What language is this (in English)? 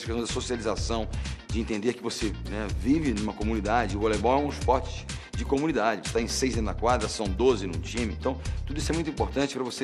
Portuguese